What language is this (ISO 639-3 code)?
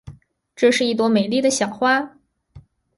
zho